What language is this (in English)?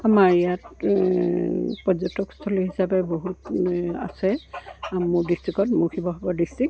Assamese